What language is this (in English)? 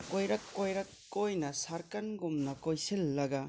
Manipuri